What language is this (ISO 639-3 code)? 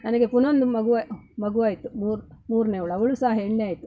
kan